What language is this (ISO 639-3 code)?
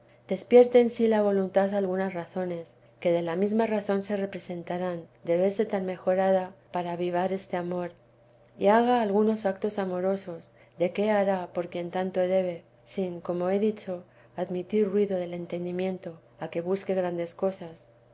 spa